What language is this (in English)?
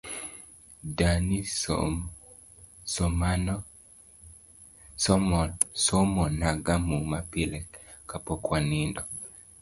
Luo (Kenya and Tanzania)